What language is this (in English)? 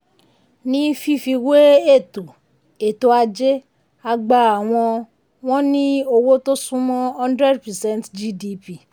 Yoruba